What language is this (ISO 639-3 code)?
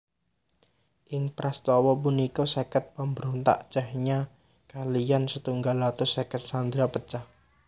jav